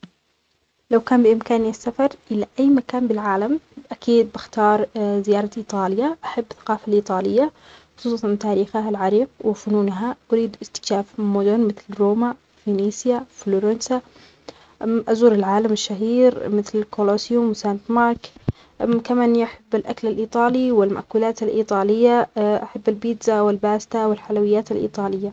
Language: Omani Arabic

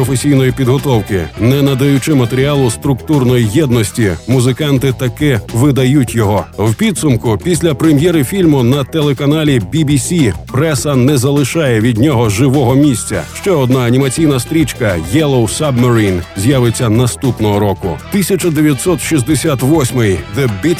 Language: Ukrainian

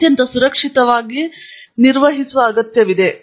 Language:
Kannada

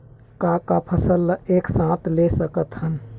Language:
Chhattisgarhi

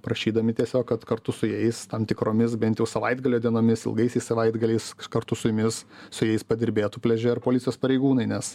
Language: Lithuanian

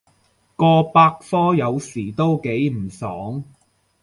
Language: Cantonese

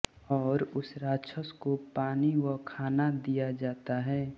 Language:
Hindi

